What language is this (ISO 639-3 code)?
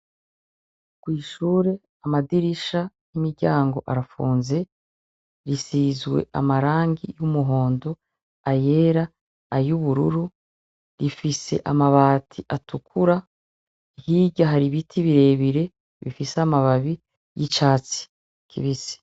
run